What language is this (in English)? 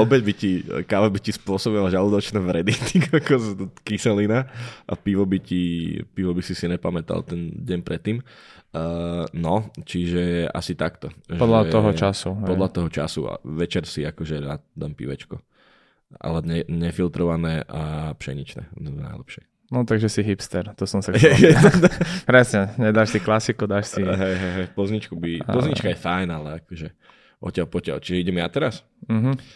Slovak